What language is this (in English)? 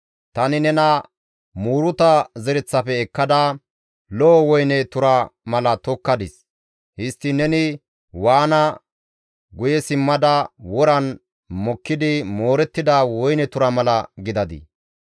Gamo